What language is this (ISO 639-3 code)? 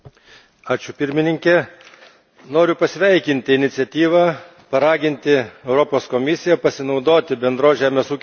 lit